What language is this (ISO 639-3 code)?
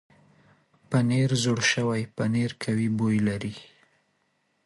pus